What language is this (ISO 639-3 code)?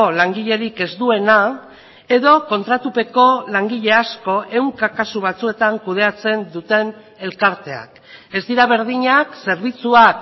eus